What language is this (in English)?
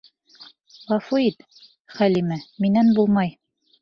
Bashkir